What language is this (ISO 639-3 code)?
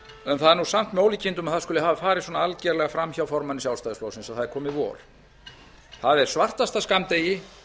isl